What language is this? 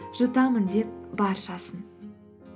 Kazakh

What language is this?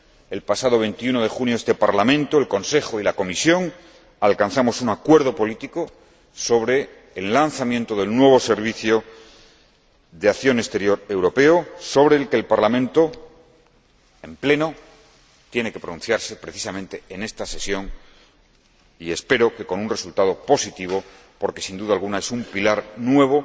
Spanish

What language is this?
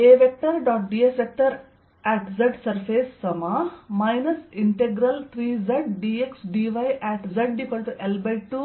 Kannada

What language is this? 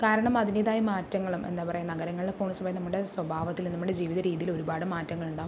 Malayalam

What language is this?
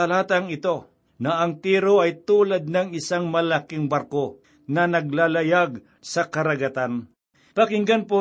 Filipino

